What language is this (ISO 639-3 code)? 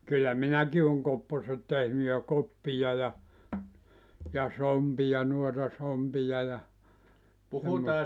fin